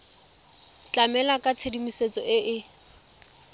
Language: Tswana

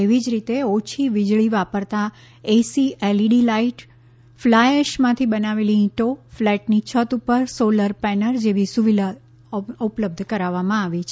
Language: Gujarati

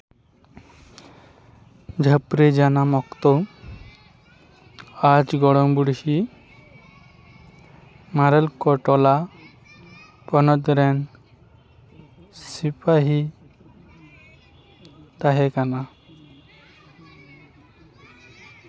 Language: Santali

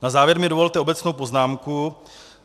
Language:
Czech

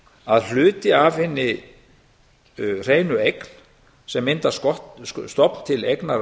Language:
Icelandic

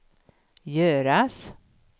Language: Swedish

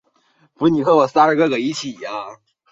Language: Chinese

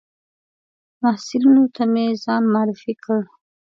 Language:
Pashto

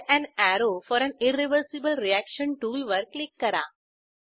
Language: Marathi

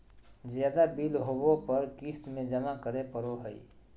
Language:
Magahi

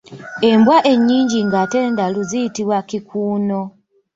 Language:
Ganda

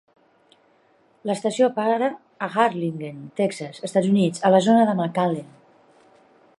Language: Catalan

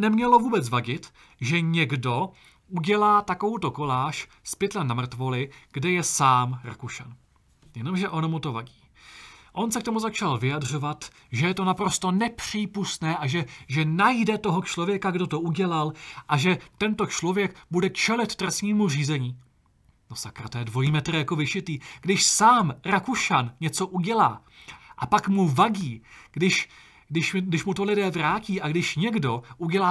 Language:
Czech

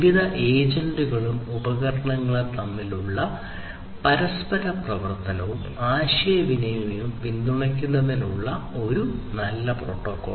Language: Malayalam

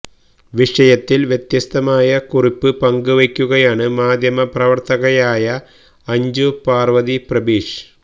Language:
Malayalam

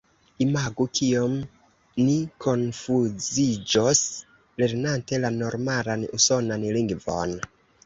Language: Esperanto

